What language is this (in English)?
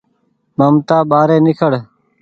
Goaria